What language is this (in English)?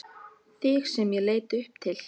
Icelandic